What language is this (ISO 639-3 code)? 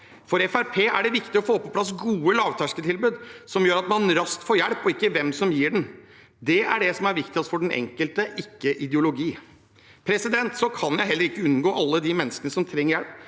nor